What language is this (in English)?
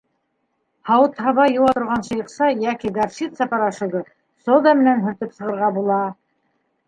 Bashkir